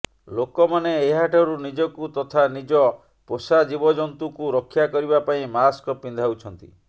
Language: Odia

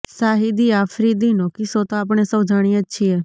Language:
Gujarati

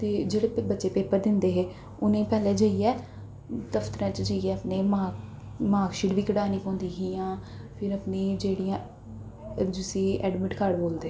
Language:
Dogri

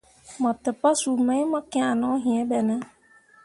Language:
Mundang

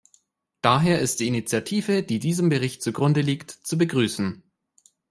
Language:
German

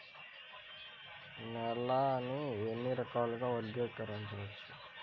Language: Telugu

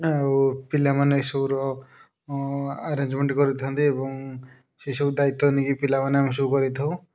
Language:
Odia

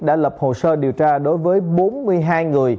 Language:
Vietnamese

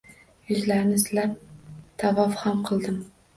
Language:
Uzbek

